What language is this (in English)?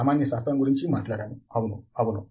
Telugu